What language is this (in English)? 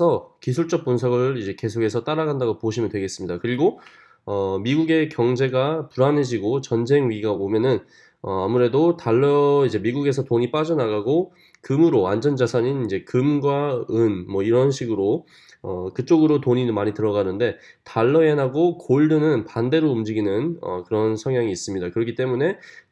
Korean